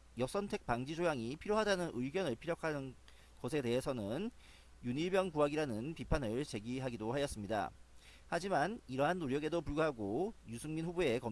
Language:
Korean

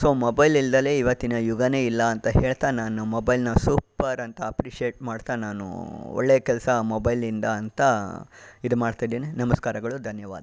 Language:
Kannada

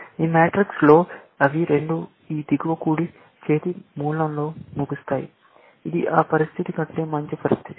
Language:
Telugu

